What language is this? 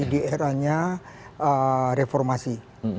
Indonesian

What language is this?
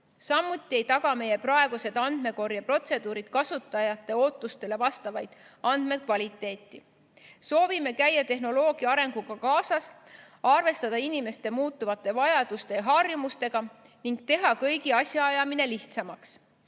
Estonian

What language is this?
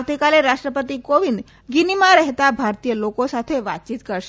Gujarati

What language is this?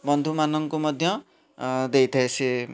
Odia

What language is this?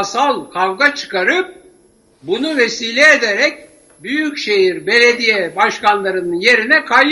Turkish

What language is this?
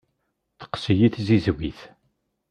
Kabyle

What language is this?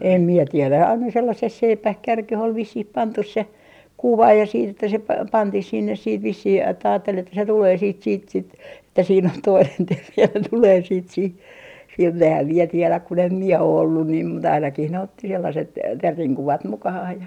Finnish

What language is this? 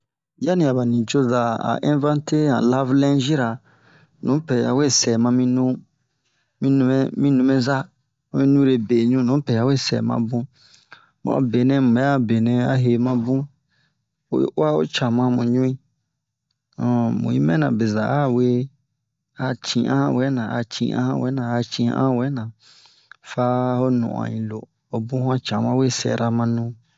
Bomu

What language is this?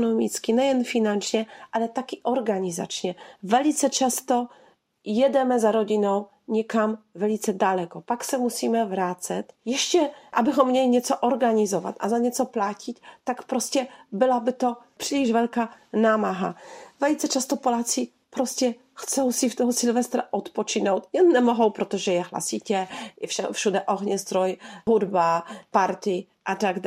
Czech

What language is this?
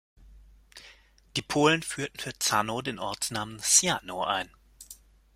German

